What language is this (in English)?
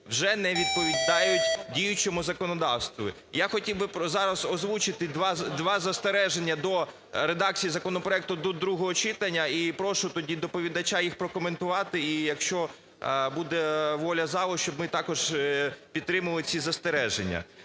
Ukrainian